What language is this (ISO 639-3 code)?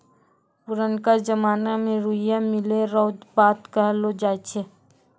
mai